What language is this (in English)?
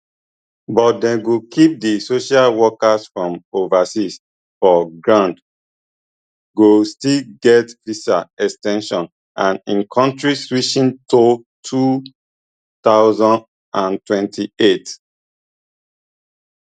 Nigerian Pidgin